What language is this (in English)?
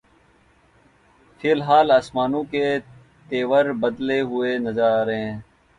Urdu